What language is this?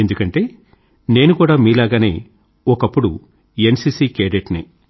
Telugu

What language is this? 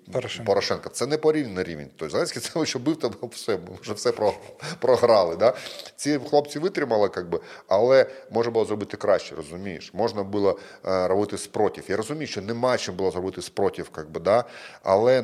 Ukrainian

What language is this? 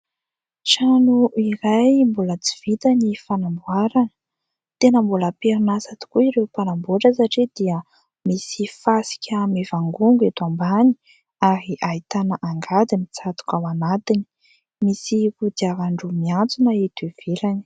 Malagasy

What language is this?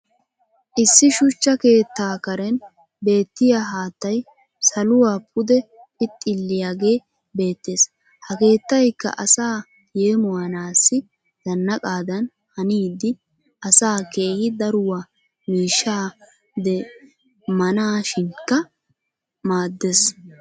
Wolaytta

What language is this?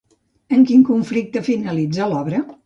Catalan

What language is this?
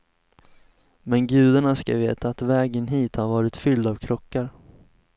Swedish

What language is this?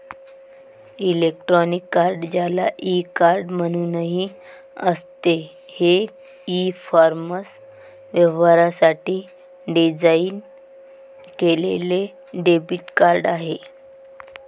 Marathi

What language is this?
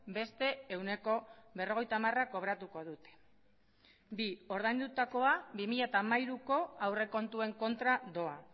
Basque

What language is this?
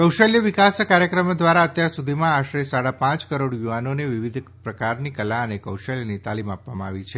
Gujarati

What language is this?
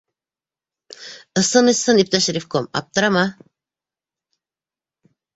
Bashkir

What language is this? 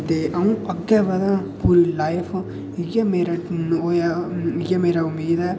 Dogri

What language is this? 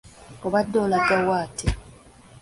Ganda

